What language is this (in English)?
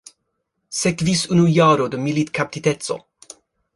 Esperanto